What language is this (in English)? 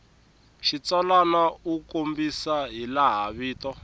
Tsonga